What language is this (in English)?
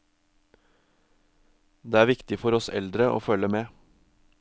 Norwegian